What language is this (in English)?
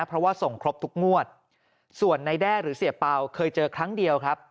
Thai